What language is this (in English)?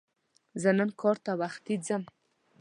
Pashto